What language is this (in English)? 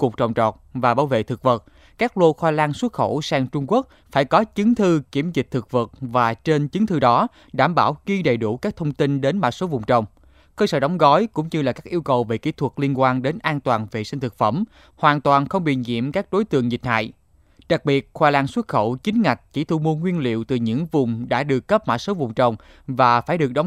Vietnamese